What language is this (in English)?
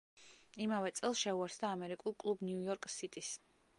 Georgian